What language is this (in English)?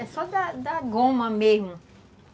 Portuguese